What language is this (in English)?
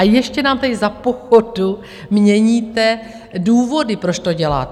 Czech